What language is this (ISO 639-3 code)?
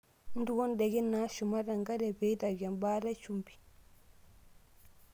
mas